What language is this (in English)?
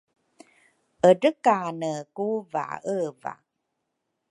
Rukai